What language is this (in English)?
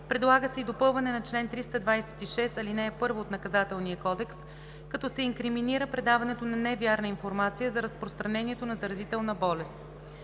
Bulgarian